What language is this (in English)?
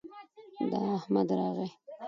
Pashto